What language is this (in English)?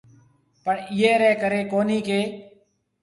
Marwari (Pakistan)